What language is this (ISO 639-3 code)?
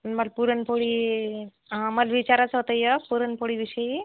mar